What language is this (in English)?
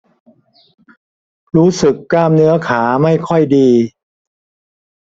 Thai